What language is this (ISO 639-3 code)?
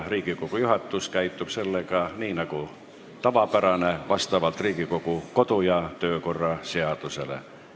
est